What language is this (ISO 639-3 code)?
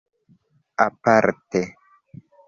epo